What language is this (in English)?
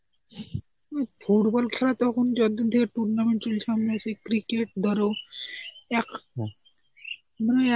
Bangla